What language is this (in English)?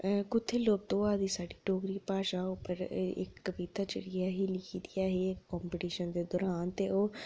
Dogri